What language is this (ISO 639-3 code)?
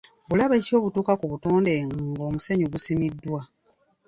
lug